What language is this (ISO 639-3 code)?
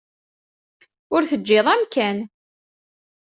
kab